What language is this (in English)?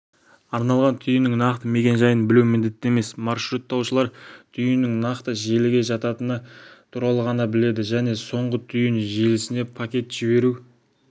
Kazakh